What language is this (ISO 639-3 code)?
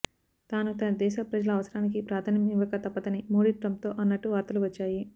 tel